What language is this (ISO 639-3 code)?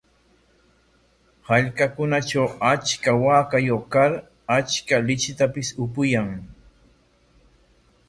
qwa